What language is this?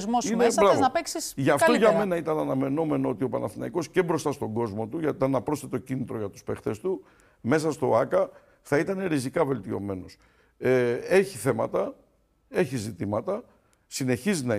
Greek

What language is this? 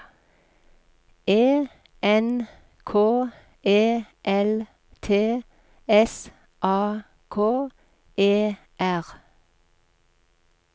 Norwegian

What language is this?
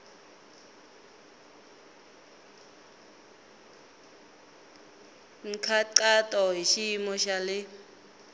Tsonga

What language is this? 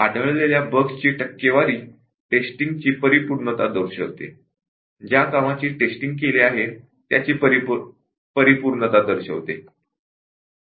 Marathi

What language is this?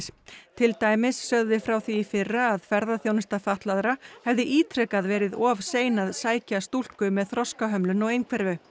Icelandic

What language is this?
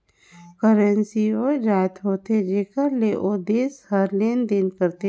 Chhattisgarhi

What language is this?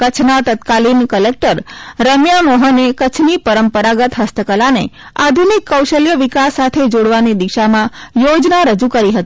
Gujarati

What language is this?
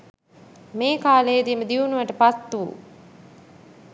Sinhala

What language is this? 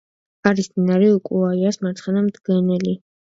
Georgian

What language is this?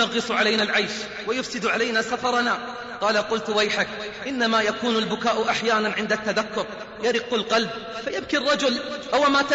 Arabic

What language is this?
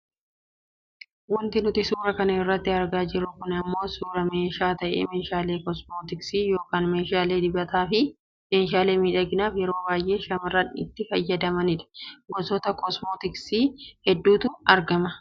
Oromo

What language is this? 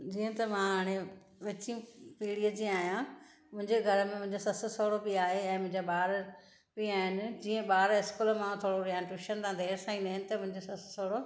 Sindhi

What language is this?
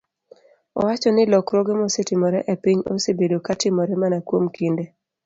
Luo (Kenya and Tanzania)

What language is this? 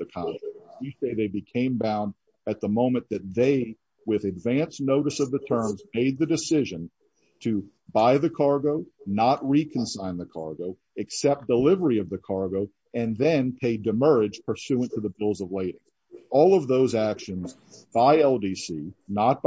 English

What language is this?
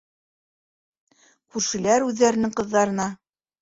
Bashkir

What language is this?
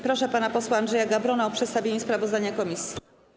Polish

